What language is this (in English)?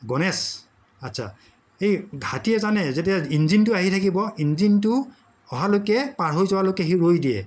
Assamese